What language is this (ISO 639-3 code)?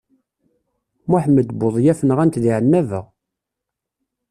kab